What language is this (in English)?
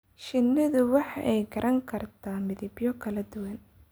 Somali